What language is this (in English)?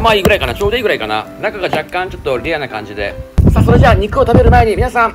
Japanese